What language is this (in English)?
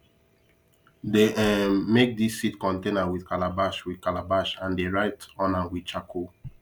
Nigerian Pidgin